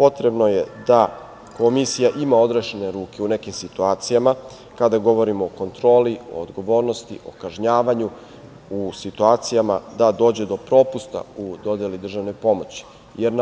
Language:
Serbian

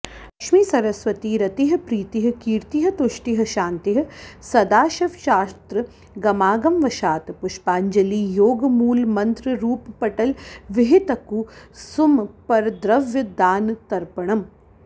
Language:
Sanskrit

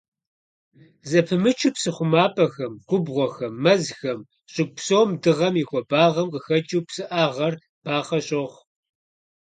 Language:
Kabardian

